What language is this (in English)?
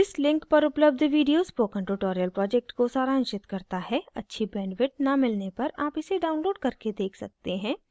Hindi